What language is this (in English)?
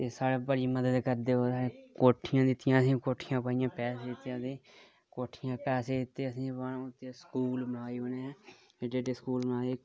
Dogri